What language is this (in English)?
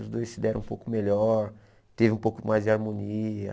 Portuguese